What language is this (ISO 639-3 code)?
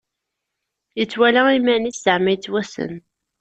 kab